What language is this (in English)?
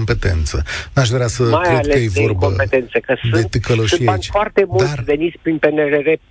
Romanian